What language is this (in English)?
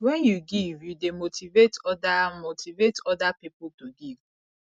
Nigerian Pidgin